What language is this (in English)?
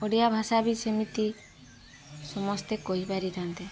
Odia